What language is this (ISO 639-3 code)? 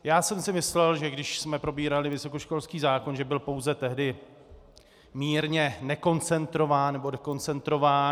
ces